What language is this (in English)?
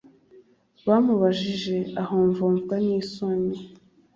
Kinyarwanda